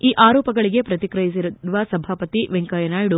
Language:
Kannada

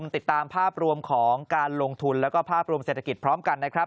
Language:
Thai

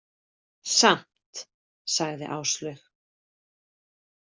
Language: Icelandic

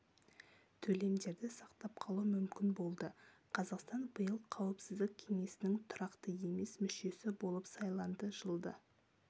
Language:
Kazakh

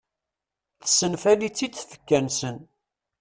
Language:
Kabyle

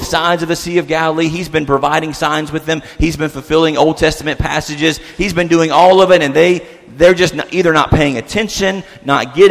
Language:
English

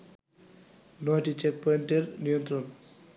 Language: Bangla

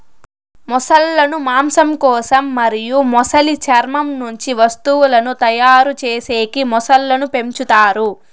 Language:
Telugu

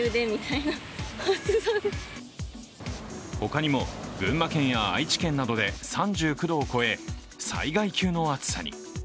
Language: Japanese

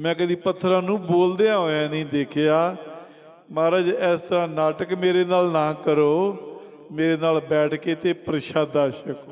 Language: Hindi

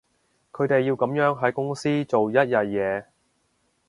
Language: Cantonese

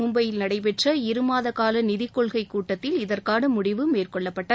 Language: Tamil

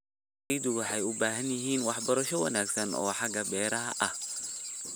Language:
Somali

